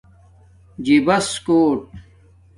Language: Domaaki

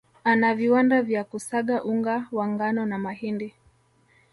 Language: Swahili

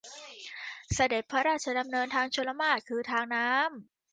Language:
Thai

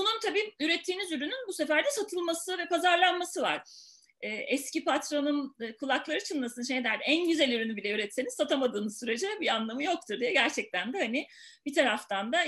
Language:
Turkish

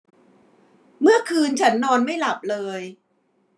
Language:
Thai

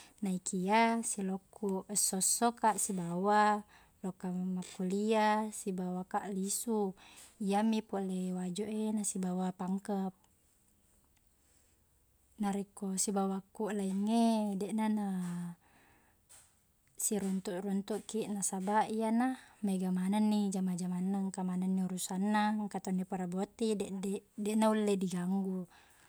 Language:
Buginese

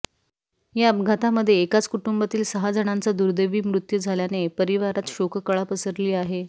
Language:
Marathi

